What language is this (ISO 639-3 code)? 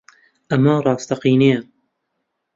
ckb